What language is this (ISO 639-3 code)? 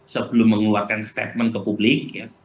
ind